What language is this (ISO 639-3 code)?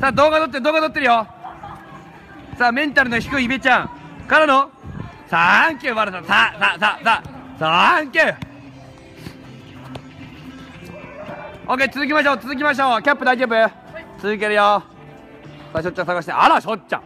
jpn